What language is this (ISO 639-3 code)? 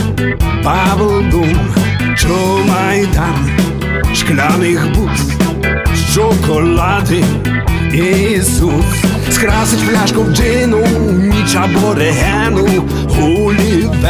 ukr